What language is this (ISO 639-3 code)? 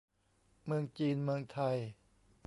tha